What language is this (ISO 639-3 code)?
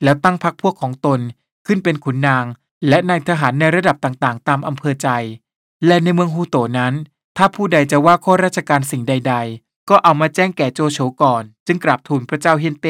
tha